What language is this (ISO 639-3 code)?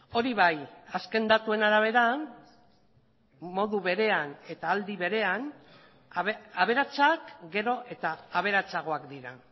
eus